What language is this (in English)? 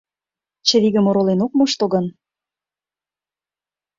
Mari